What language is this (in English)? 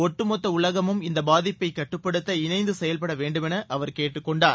Tamil